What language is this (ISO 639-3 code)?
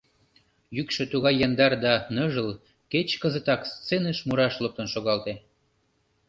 chm